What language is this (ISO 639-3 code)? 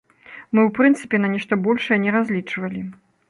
bel